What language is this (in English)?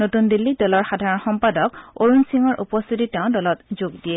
Assamese